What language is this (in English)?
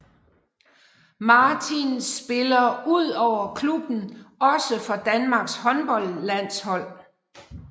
Danish